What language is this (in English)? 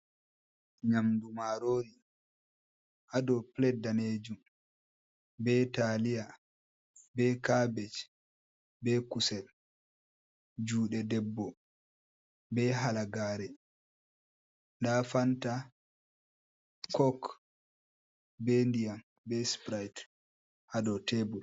Fula